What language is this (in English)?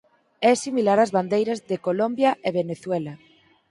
Galician